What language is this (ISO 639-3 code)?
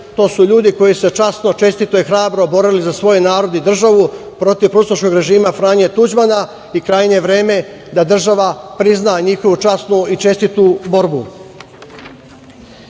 srp